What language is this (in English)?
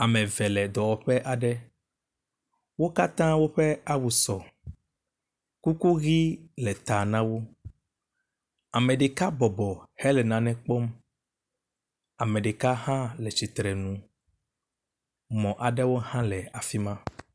Ewe